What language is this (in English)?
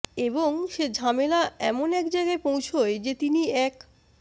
Bangla